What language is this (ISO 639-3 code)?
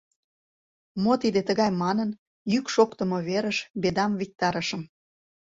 chm